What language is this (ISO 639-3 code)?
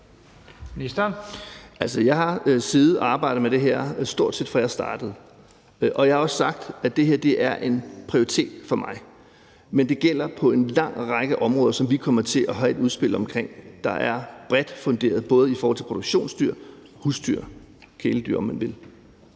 dan